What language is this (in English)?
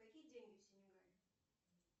Russian